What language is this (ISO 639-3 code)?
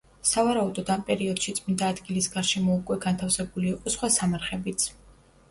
kat